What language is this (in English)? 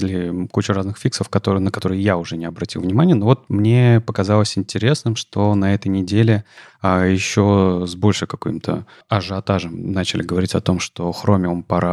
Russian